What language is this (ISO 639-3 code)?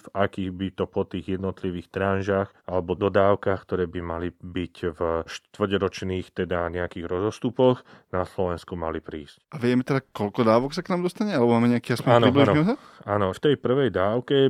slk